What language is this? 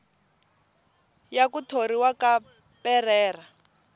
Tsonga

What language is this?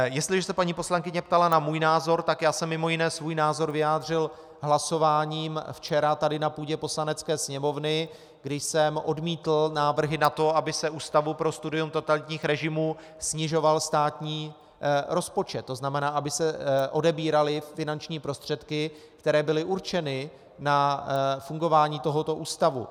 Czech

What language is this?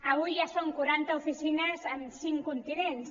Catalan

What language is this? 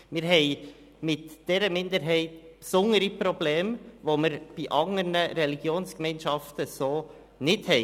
Swiss German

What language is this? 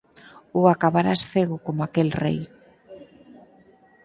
Galician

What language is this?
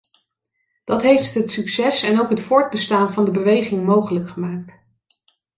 Dutch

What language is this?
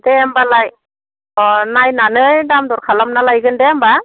Bodo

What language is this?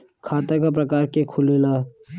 Bhojpuri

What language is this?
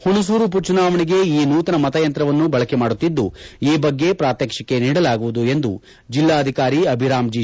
Kannada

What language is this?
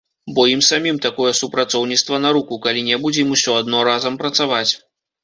Belarusian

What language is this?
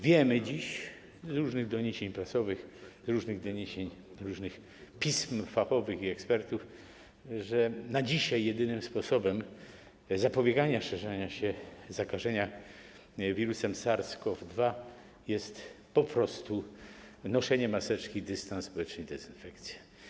Polish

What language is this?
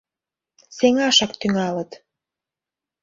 Mari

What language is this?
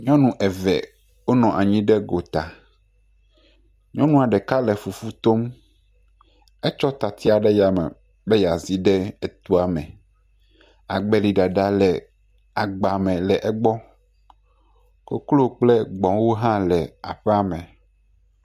Ewe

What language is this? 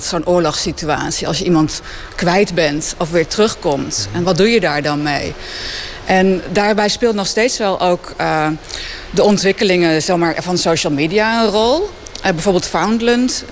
Dutch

